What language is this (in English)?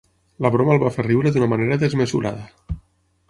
Catalan